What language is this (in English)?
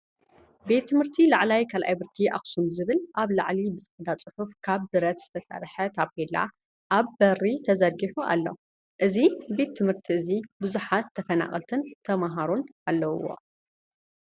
Tigrinya